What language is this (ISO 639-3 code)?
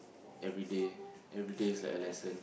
eng